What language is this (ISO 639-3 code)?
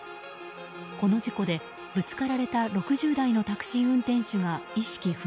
jpn